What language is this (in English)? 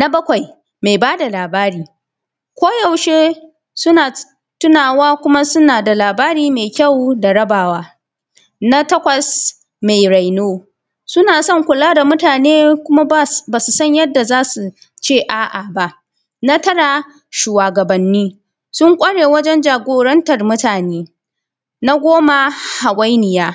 Hausa